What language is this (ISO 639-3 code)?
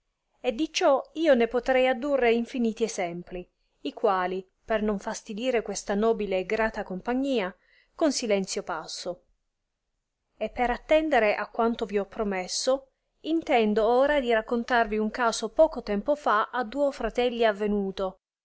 ita